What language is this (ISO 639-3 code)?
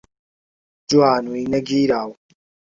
ckb